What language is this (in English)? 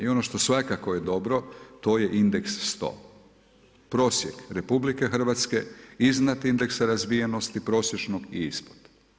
Croatian